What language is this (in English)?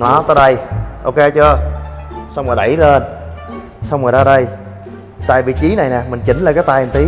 Vietnamese